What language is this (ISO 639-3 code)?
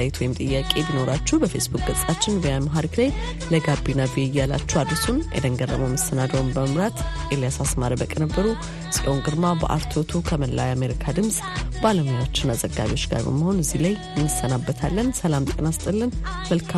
amh